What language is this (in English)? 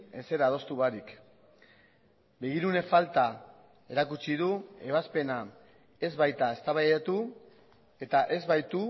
Basque